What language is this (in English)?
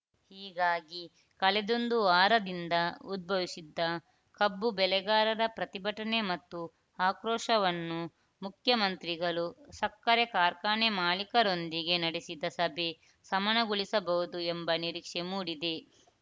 Kannada